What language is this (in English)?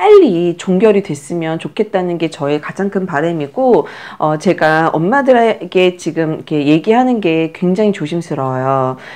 Korean